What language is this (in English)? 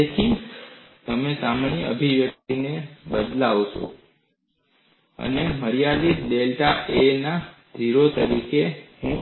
Gujarati